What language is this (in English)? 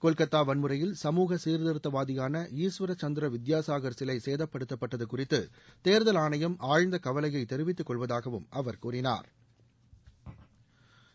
Tamil